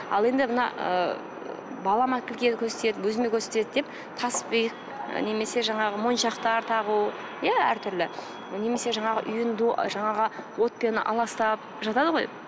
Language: Kazakh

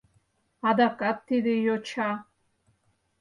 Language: Mari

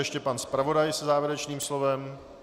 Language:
Czech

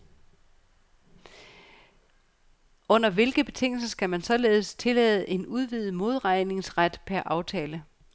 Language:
Danish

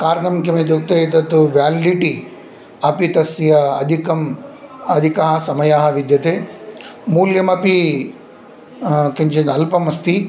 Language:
Sanskrit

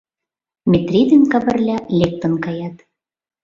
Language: Mari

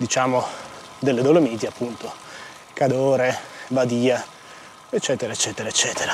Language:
Italian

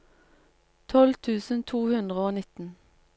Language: Norwegian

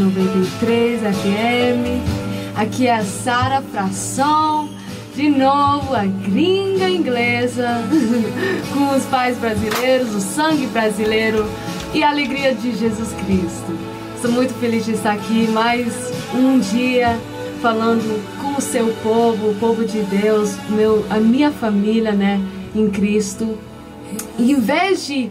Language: Portuguese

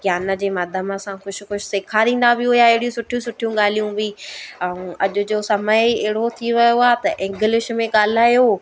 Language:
Sindhi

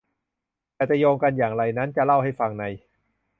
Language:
Thai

